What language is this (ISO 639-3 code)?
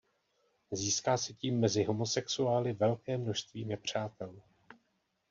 ces